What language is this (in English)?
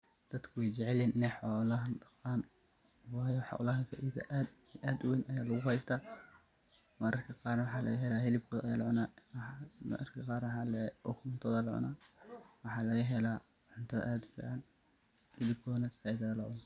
Somali